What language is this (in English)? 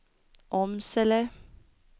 Swedish